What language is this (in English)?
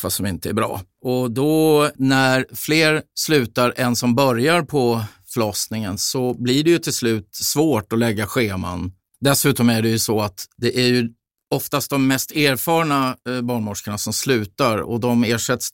Swedish